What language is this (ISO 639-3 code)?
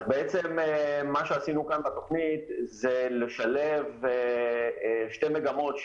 heb